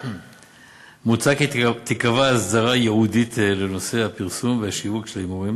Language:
Hebrew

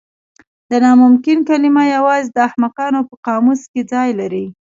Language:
Pashto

